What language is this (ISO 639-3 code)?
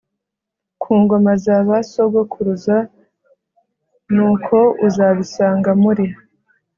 kin